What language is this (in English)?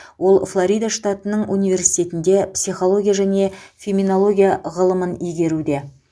Kazakh